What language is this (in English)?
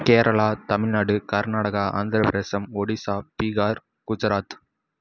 Tamil